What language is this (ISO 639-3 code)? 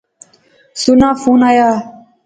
phr